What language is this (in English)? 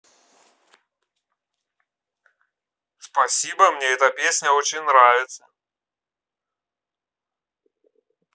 Russian